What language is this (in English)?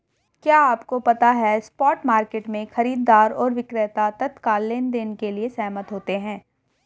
Hindi